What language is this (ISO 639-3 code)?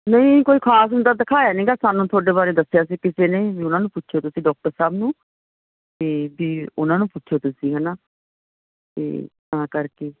pan